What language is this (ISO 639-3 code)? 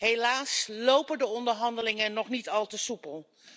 nld